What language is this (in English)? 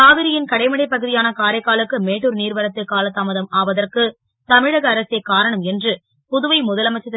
Tamil